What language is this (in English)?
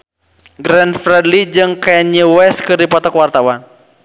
Sundanese